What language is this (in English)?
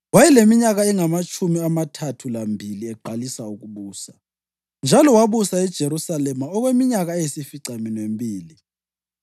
North Ndebele